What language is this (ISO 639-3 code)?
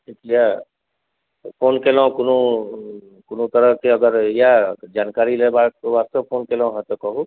mai